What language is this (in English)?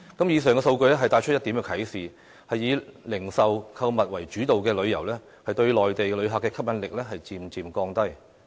Cantonese